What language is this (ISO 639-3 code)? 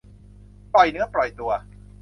tha